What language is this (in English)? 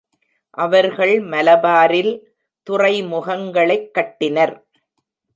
Tamil